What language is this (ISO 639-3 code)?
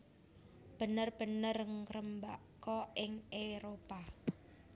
jav